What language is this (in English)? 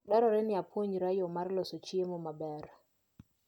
Luo (Kenya and Tanzania)